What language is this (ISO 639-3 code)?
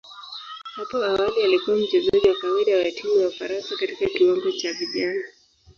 swa